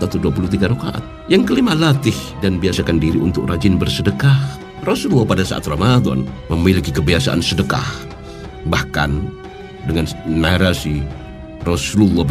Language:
Indonesian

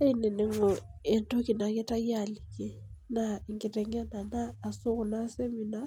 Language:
Masai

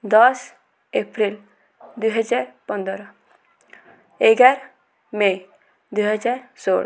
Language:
Odia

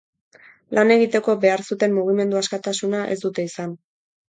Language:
Basque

